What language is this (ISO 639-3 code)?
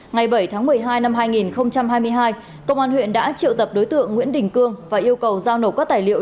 vie